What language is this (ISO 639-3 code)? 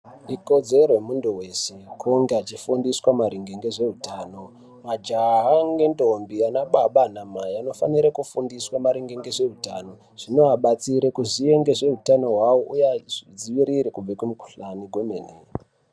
ndc